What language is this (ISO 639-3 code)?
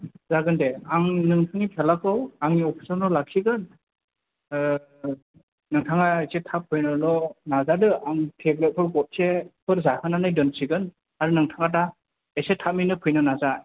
brx